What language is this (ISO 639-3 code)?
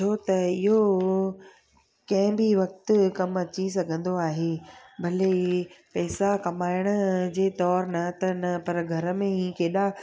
snd